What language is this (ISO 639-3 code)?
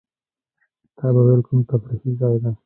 pus